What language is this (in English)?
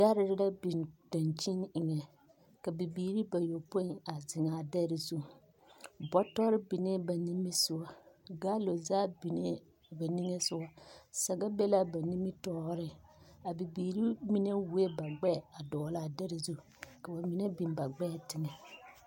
Southern Dagaare